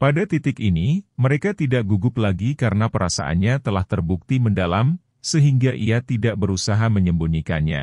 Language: Indonesian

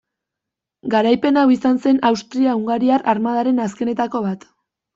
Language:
Basque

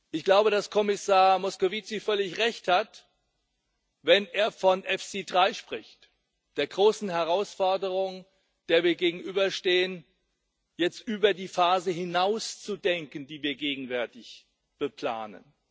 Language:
German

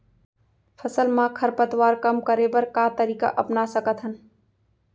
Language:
Chhattisgarhi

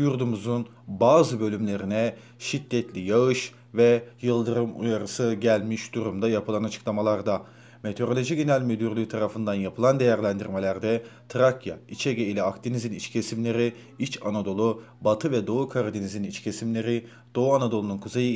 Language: Turkish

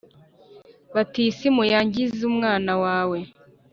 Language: Kinyarwanda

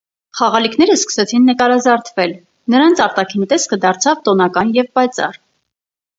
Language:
Armenian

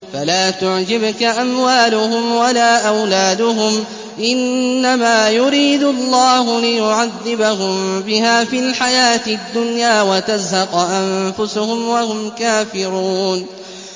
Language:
Arabic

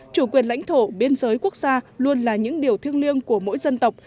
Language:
Vietnamese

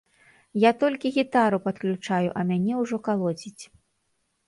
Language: Belarusian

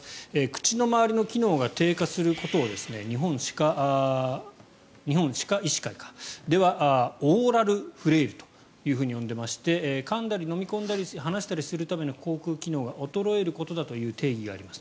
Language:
Japanese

